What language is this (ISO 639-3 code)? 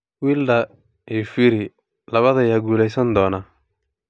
som